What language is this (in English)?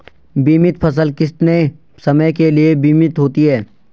Hindi